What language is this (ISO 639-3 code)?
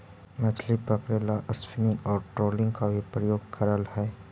mag